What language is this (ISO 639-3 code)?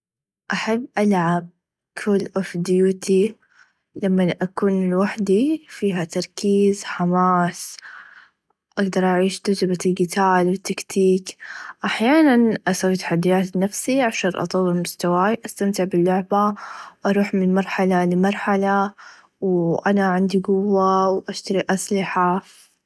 ars